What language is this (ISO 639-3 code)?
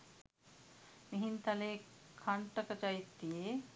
sin